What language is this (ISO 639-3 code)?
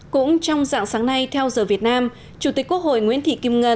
vie